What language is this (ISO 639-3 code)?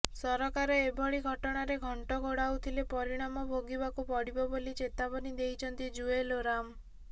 ori